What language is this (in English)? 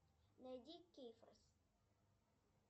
Russian